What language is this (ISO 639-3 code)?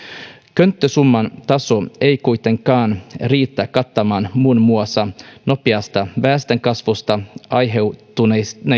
fin